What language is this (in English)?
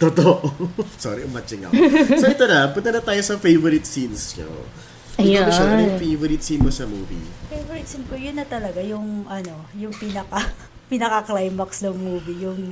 Filipino